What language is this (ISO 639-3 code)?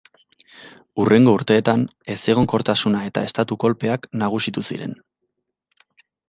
eus